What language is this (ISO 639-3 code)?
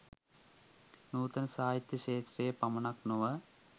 sin